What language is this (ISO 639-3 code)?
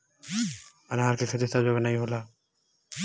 bho